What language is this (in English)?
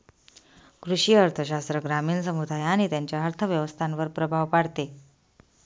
Marathi